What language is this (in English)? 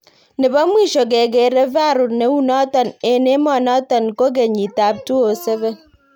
Kalenjin